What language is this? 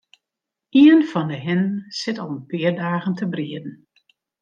Western Frisian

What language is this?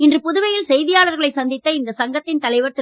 Tamil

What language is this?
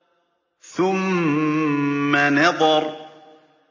Arabic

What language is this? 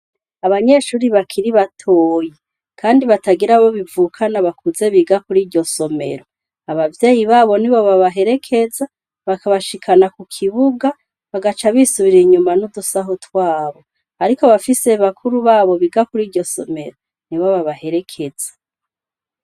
Rundi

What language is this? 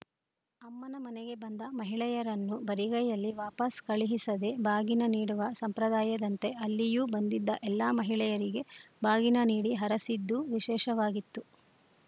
Kannada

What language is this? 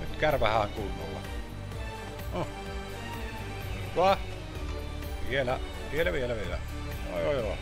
Finnish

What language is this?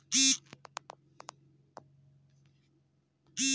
Bhojpuri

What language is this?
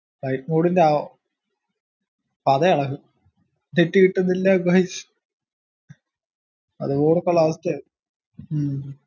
Malayalam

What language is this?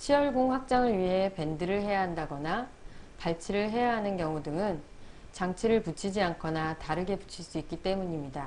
Korean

